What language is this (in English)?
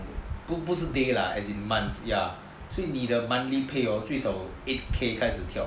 English